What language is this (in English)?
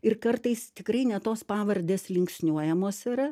Lithuanian